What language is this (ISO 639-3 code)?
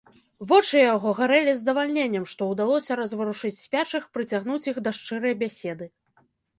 bel